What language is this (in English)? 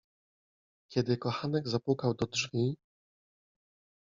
Polish